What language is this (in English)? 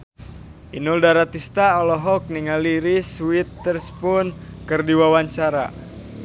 Sundanese